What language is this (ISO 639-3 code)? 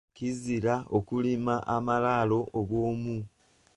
lug